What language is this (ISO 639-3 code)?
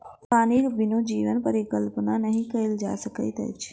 mai